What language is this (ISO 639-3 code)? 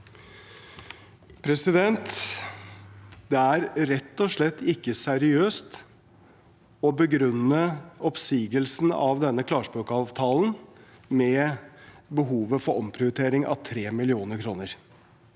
nor